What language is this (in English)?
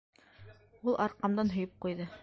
Bashkir